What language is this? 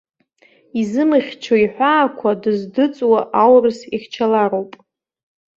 Abkhazian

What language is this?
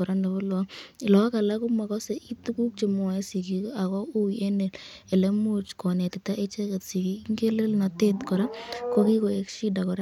Kalenjin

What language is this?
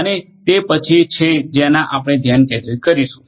Gujarati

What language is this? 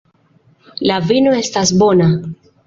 Esperanto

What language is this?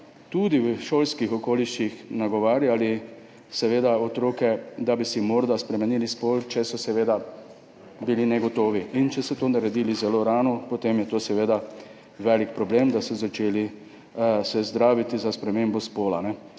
Slovenian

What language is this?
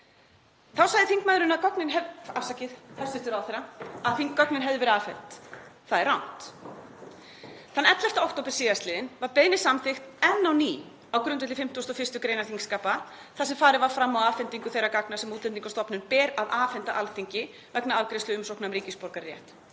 Icelandic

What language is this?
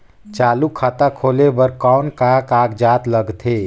Chhattisgarhi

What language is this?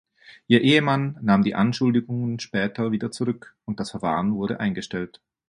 German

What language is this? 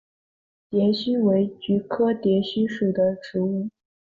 Chinese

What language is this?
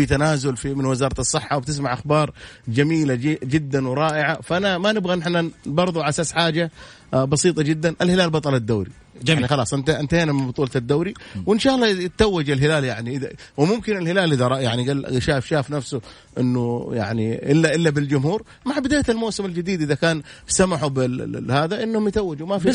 Arabic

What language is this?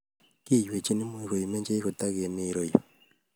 Kalenjin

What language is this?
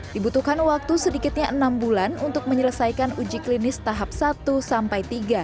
Indonesian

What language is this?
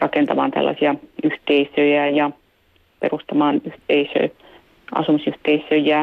Finnish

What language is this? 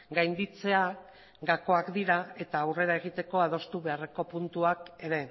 Basque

